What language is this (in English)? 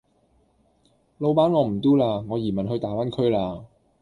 Cantonese